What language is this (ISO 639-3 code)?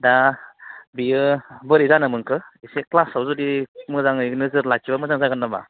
brx